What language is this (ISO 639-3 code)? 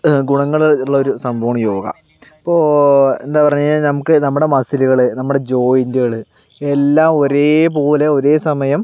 mal